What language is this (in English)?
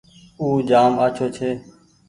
Goaria